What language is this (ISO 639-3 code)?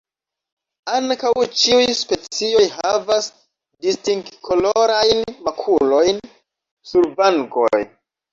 epo